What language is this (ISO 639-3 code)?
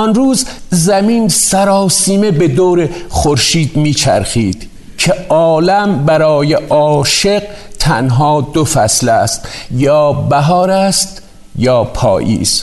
fas